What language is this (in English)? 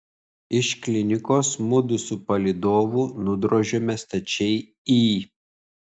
Lithuanian